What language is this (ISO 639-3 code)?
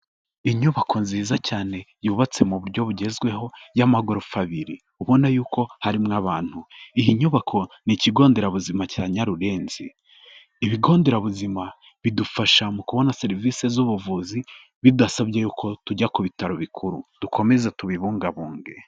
kin